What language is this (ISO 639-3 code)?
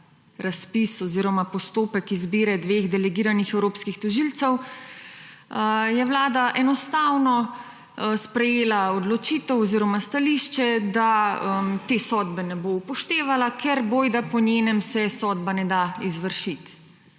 slv